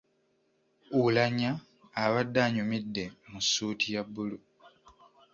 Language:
Ganda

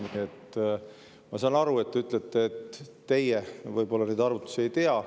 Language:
Estonian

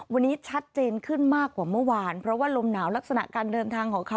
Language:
Thai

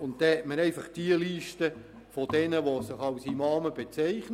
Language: Swiss German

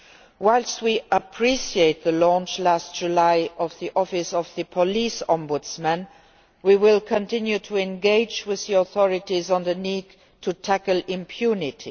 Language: English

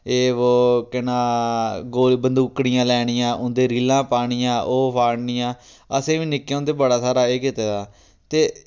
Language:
Dogri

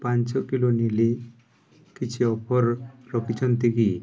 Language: Odia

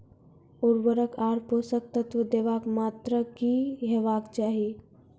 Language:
Maithili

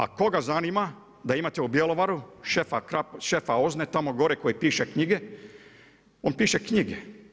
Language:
Croatian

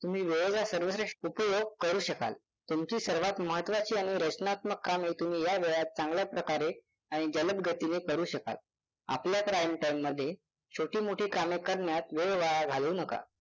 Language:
Marathi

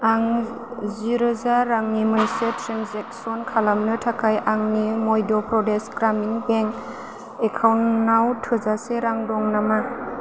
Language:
Bodo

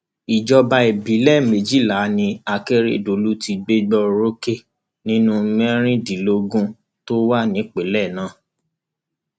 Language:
Yoruba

